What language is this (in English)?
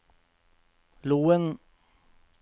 Norwegian